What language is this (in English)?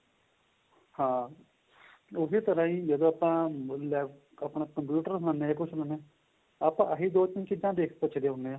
Punjabi